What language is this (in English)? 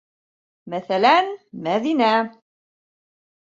Bashkir